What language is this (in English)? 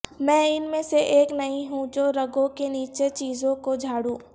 Urdu